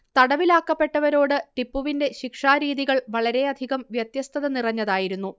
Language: Malayalam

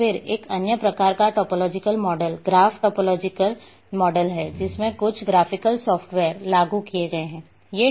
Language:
Hindi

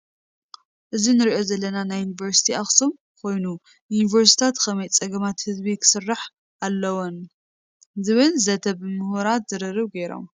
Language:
Tigrinya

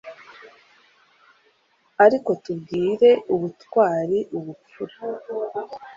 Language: Kinyarwanda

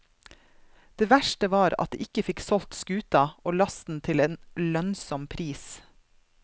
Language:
Norwegian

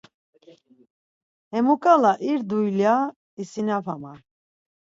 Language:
Laz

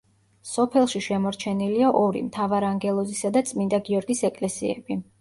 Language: Georgian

